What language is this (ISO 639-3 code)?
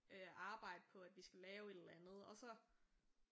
dan